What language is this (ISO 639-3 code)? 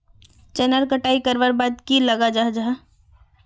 mag